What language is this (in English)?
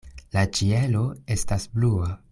Esperanto